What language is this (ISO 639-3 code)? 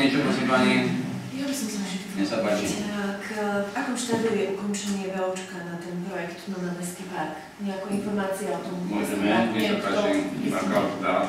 ron